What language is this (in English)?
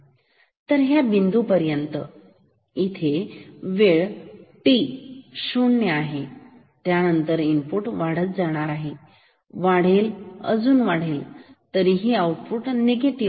Marathi